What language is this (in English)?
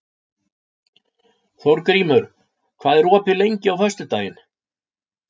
Icelandic